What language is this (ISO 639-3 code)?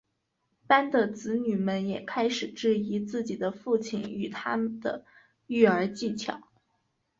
zho